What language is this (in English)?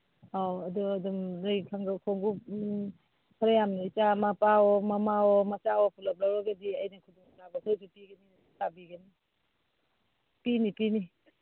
Manipuri